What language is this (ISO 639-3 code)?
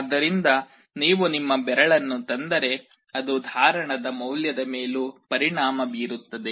kan